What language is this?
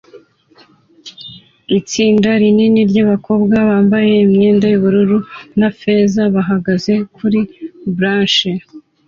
Kinyarwanda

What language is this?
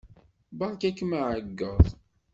Kabyle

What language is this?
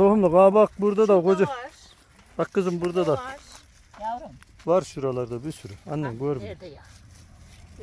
Turkish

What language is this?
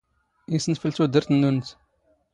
Standard Moroccan Tamazight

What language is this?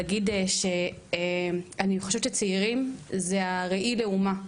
Hebrew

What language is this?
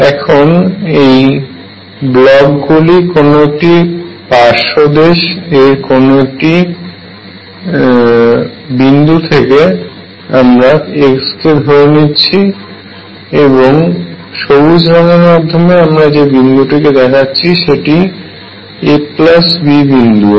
Bangla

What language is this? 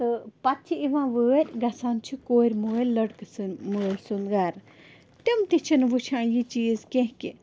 Kashmiri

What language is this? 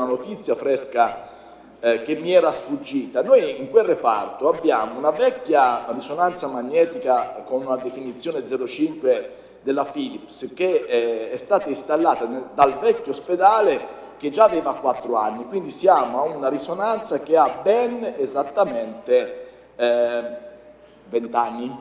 Italian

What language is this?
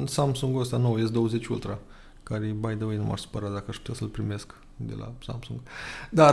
Romanian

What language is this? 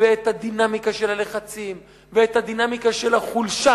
Hebrew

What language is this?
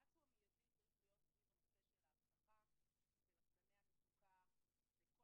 Hebrew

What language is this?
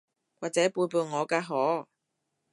Cantonese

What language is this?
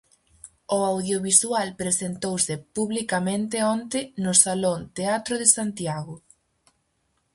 Galician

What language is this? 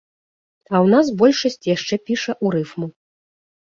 Belarusian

